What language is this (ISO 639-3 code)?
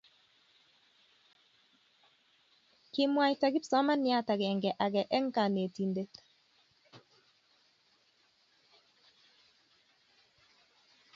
kln